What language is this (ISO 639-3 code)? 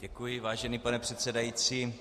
ces